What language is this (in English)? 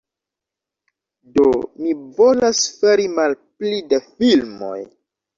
Esperanto